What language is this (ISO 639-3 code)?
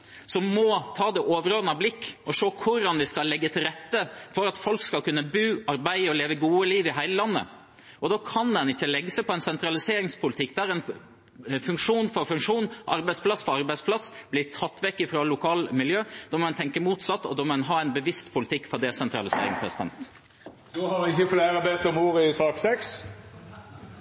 nor